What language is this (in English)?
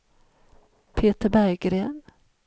Swedish